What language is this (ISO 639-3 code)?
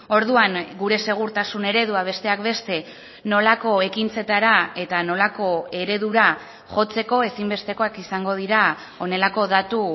eus